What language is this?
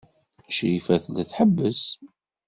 Kabyle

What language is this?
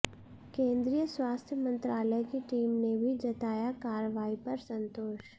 Hindi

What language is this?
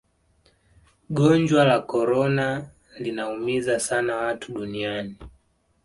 Swahili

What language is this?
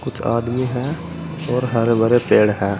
Hindi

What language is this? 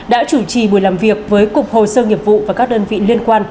Vietnamese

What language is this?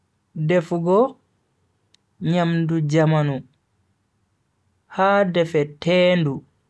Bagirmi Fulfulde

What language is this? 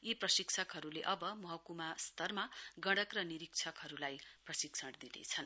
Nepali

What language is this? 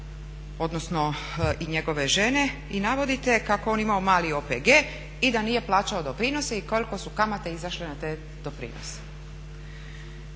Croatian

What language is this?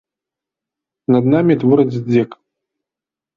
Belarusian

